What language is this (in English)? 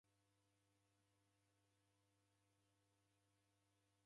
Taita